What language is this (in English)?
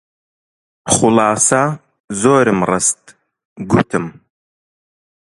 Central Kurdish